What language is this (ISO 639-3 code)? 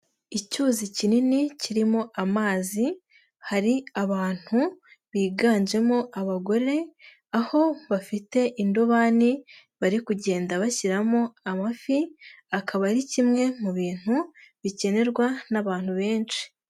kin